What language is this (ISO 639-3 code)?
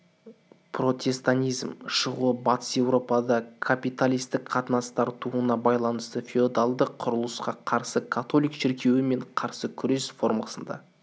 kaz